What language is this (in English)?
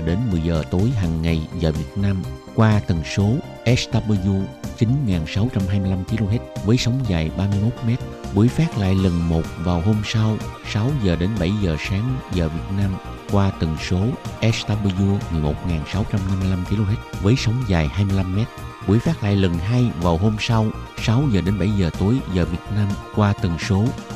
Vietnamese